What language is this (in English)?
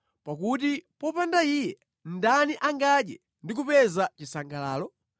Nyanja